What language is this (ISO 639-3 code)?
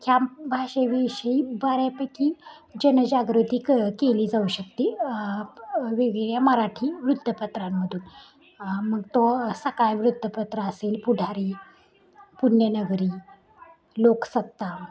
mar